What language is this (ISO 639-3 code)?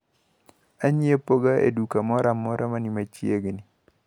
luo